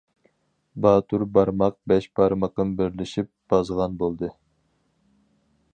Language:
Uyghur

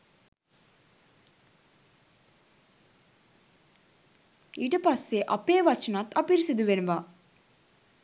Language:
Sinhala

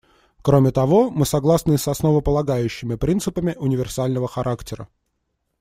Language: Russian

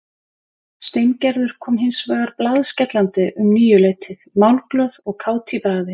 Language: Icelandic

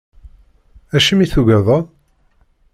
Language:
Kabyle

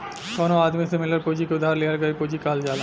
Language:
Bhojpuri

